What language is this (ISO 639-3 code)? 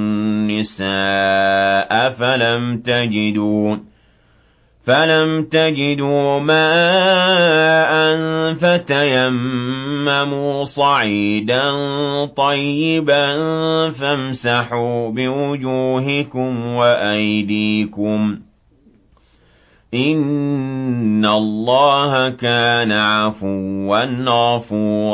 ara